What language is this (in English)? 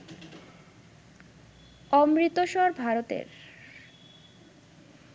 Bangla